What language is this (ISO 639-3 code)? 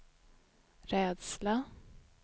swe